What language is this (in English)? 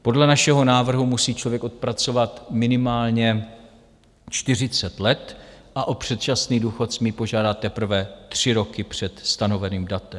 Czech